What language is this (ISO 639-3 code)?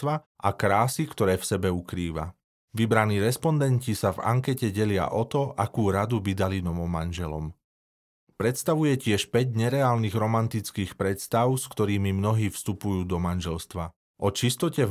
slk